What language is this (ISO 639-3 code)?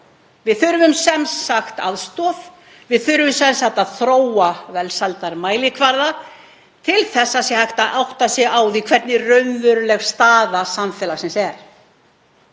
isl